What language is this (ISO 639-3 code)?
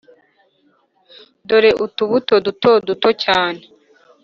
kin